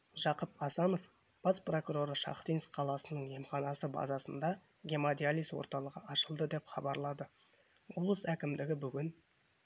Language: Kazakh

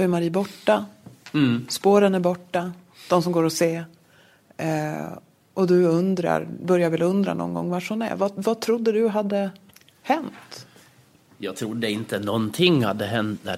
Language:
Swedish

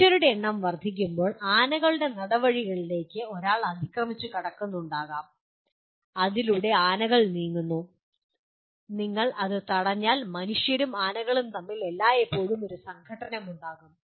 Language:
Malayalam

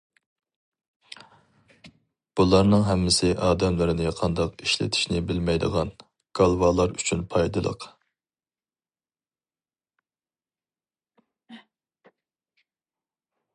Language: Uyghur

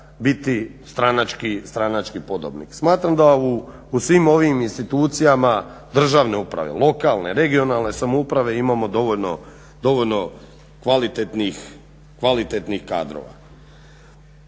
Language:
Croatian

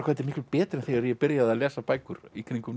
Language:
Icelandic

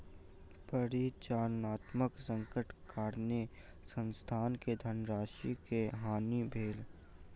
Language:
Maithili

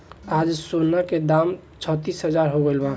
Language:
Bhojpuri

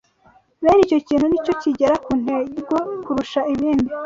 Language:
Kinyarwanda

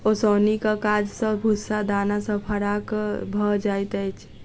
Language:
Maithili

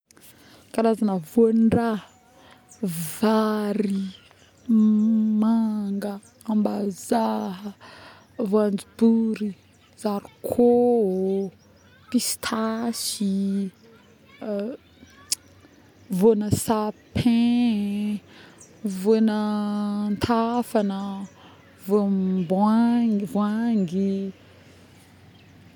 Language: Northern Betsimisaraka Malagasy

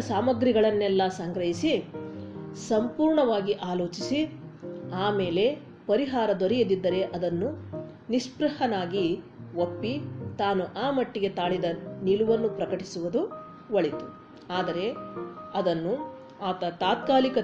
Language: Kannada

